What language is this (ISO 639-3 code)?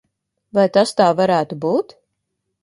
lav